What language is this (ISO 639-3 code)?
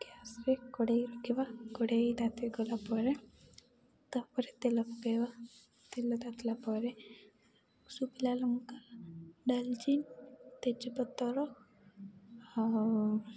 ori